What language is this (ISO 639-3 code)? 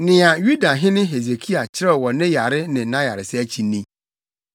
aka